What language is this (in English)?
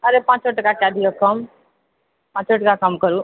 Maithili